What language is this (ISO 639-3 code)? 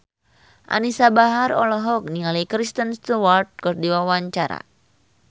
sun